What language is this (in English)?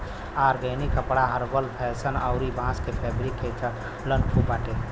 Bhojpuri